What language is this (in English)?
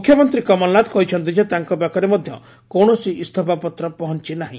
Odia